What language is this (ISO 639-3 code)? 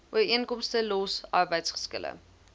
afr